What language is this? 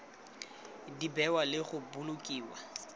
Tswana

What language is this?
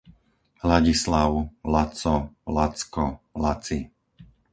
Slovak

